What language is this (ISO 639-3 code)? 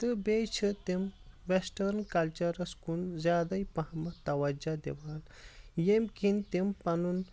kas